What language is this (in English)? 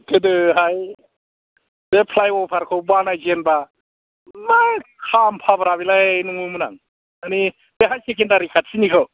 Bodo